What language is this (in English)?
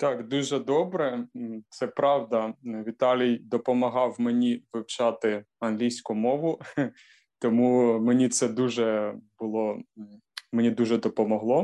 Ukrainian